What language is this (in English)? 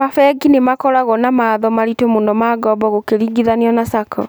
Kikuyu